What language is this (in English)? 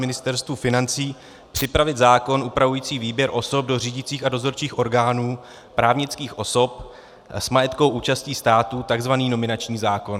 Czech